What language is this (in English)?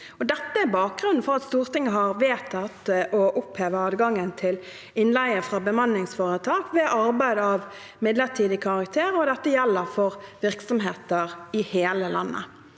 Norwegian